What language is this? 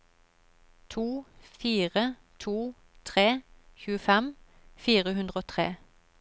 Norwegian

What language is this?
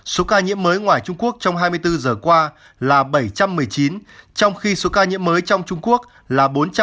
Vietnamese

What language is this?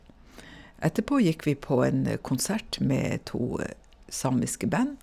Norwegian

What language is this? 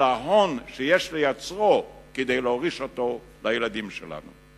Hebrew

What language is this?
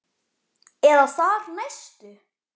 Icelandic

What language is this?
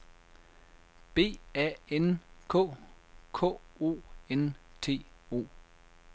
Danish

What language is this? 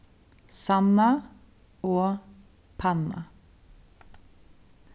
Faroese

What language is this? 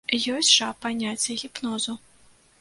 Belarusian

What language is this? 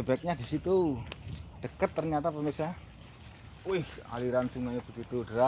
Indonesian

